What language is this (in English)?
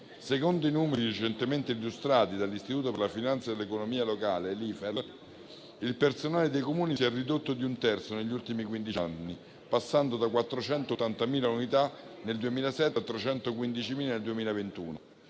Italian